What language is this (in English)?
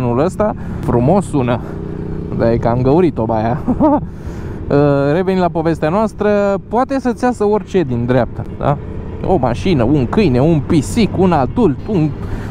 Romanian